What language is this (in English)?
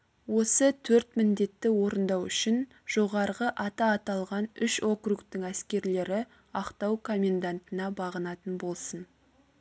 Kazakh